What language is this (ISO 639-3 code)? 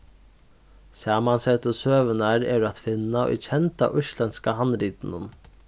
fao